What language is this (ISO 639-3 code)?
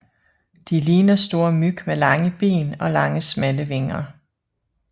dan